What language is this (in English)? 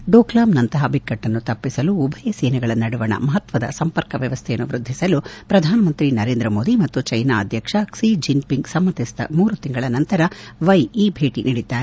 Kannada